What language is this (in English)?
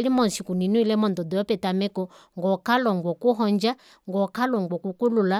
Kuanyama